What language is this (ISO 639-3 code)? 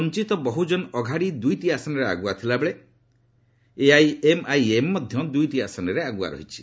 ori